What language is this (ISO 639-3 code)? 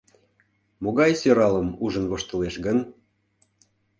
chm